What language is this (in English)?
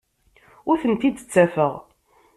Kabyle